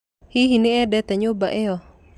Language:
Kikuyu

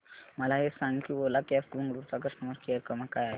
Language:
Marathi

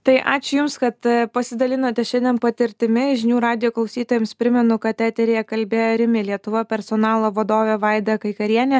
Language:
Lithuanian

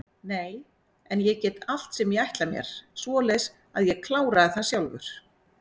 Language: Icelandic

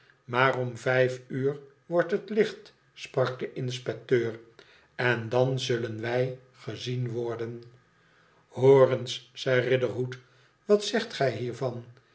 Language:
Dutch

